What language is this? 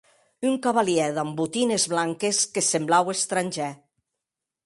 Occitan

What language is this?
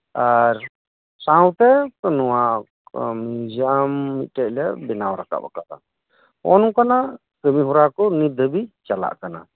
Santali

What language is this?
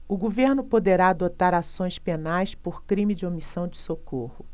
Portuguese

